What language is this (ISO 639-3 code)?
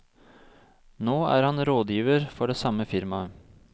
nor